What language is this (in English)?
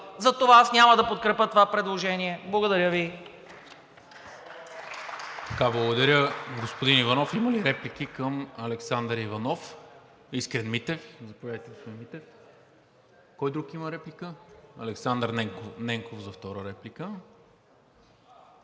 Bulgarian